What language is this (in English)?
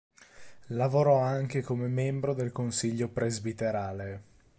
Italian